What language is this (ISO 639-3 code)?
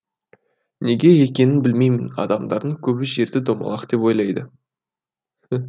kaz